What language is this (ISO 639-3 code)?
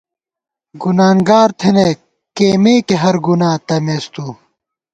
gwt